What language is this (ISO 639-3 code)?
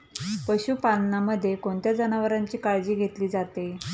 mar